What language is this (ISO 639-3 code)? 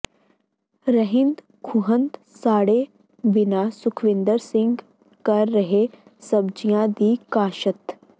pan